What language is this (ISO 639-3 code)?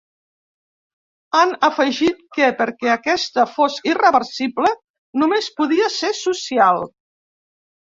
cat